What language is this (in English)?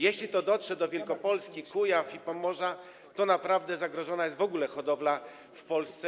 Polish